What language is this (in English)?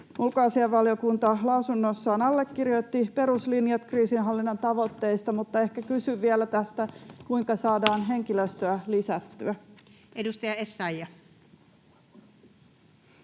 Finnish